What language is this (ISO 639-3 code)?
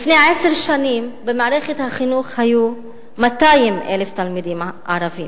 heb